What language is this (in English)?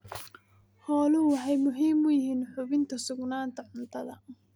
Somali